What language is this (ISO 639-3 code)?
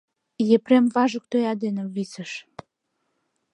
chm